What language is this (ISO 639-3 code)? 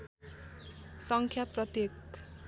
nep